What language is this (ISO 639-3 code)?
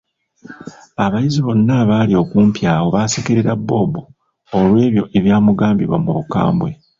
lug